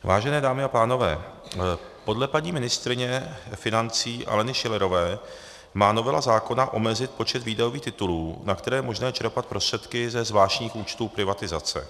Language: Czech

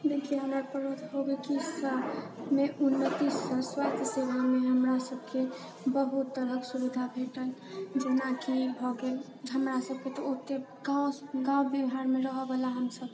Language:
Maithili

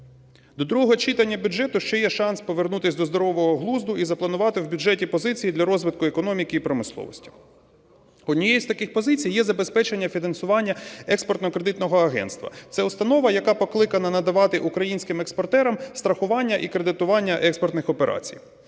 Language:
Ukrainian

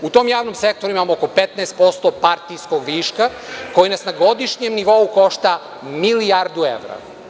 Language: Serbian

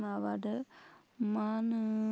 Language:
Bodo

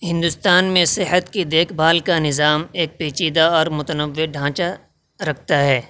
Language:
Urdu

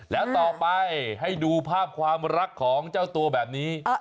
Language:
Thai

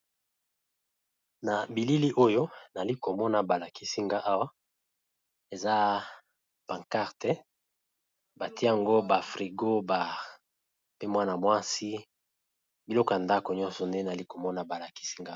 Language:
Lingala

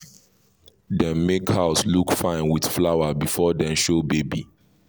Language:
Nigerian Pidgin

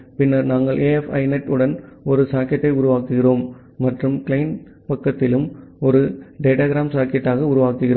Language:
Tamil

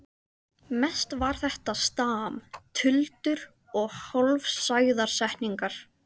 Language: Icelandic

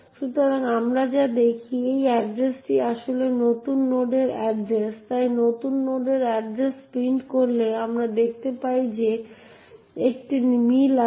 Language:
Bangla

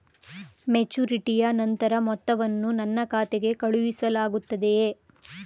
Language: Kannada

